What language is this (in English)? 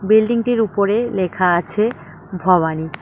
Bangla